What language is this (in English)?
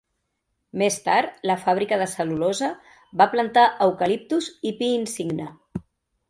Catalan